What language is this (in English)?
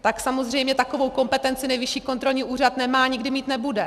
Czech